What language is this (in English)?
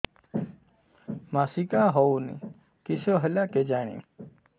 Odia